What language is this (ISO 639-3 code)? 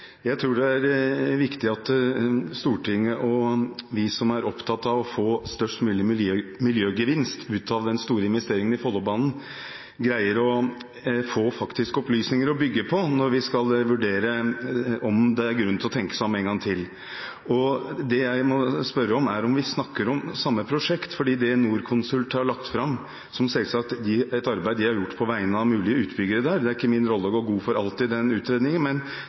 nob